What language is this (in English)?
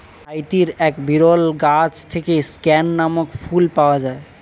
Bangla